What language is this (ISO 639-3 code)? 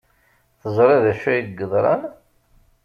kab